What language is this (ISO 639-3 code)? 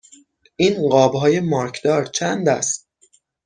fas